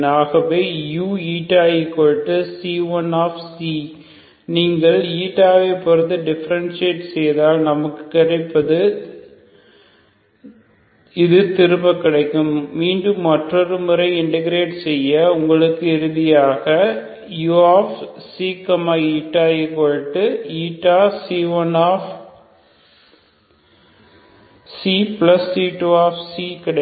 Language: Tamil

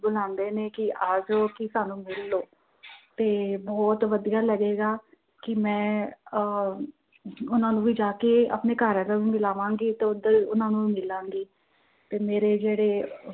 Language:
Punjabi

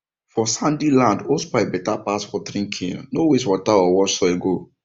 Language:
Nigerian Pidgin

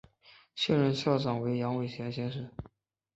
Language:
Chinese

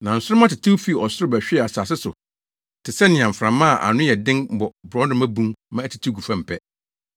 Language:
Akan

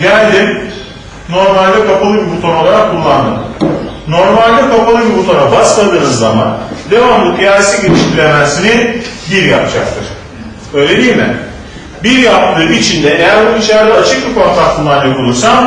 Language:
Turkish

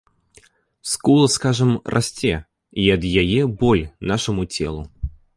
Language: Belarusian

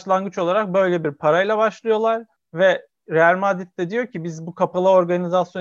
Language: Turkish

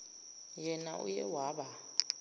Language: Zulu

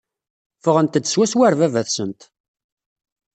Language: Kabyle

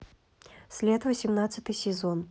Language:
Russian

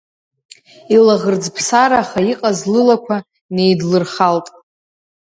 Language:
Abkhazian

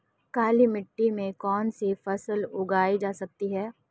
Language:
Hindi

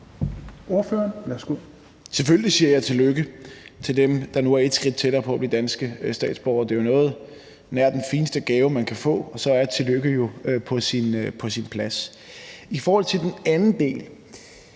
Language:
Danish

